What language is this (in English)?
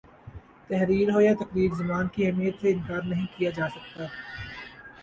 Urdu